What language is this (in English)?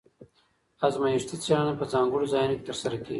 Pashto